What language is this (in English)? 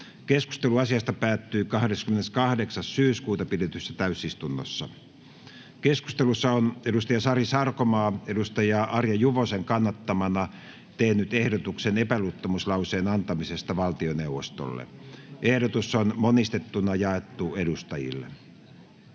Finnish